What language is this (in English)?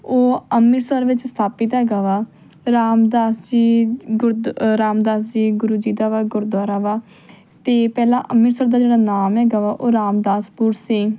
Punjabi